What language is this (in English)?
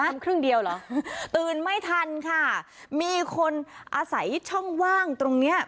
Thai